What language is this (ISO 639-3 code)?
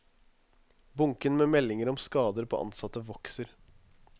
nor